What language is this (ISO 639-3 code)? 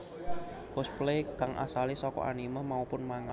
jav